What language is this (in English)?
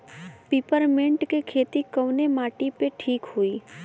Bhojpuri